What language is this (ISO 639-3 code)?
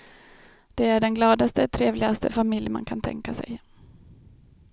swe